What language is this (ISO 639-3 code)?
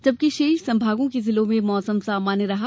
hin